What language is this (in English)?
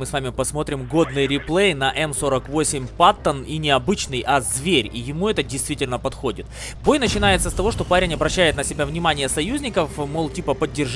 Russian